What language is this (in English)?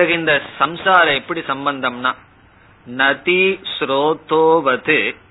Tamil